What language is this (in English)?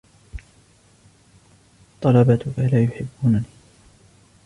Arabic